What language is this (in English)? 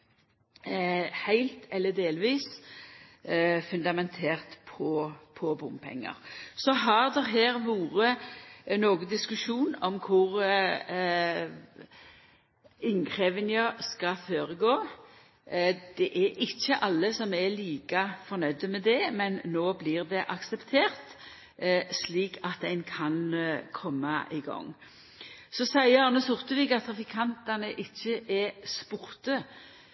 Norwegian Nynorsk